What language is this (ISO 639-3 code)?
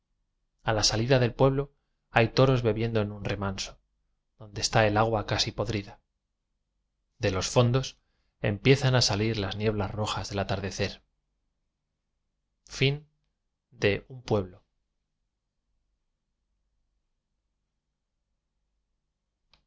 spa